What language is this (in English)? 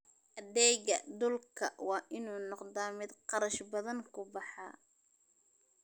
Somali